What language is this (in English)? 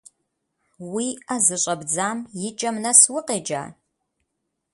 Kabardian